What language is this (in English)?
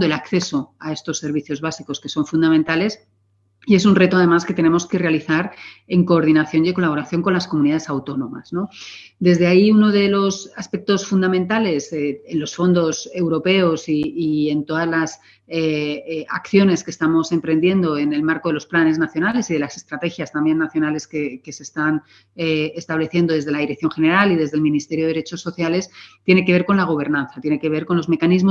Spanish